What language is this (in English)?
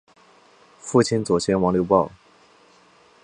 Chinese